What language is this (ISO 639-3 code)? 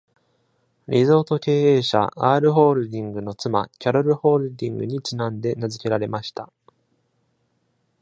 jpn